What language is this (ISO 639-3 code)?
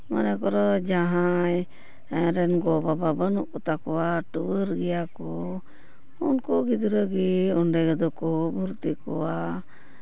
sat